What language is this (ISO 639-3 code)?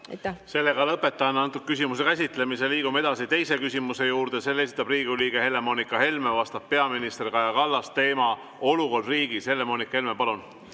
est